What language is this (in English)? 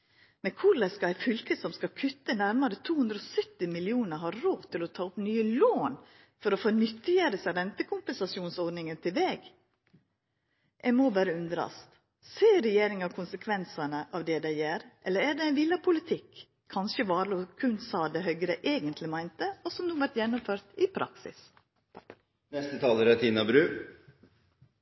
Norwegian Nynorsk